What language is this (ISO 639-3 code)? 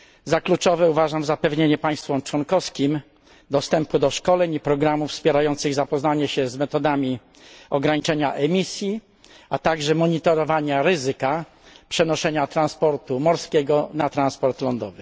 pol